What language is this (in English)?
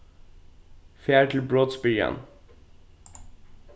Faroese